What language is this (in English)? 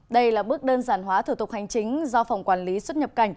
Vietnamese